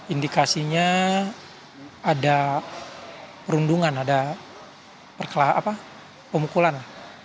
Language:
Indonesian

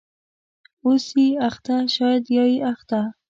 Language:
Pashto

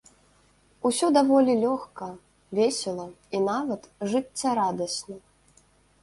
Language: Belarusian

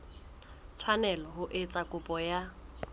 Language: Southern Sotho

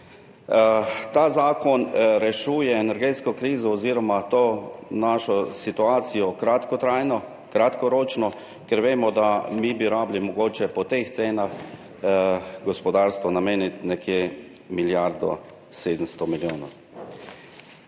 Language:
Slovenian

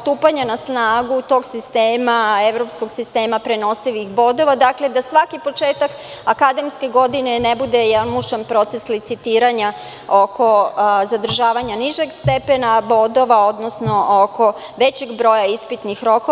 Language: Serbian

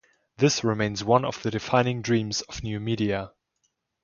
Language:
English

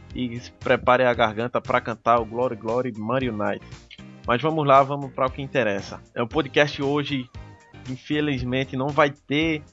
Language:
Portuguese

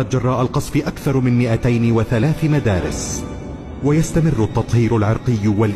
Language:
Arabic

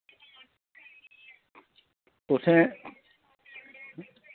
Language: Dogri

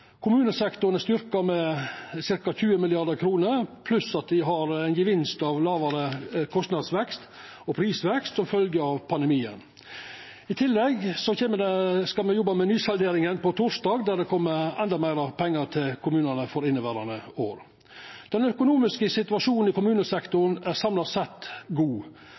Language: Norwegian Nynorsk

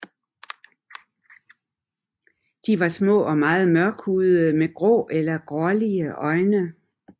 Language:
Danish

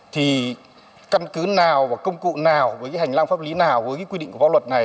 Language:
Vietnamese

